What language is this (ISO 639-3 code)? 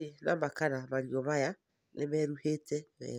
kik